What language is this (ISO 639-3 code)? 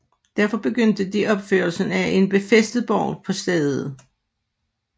dan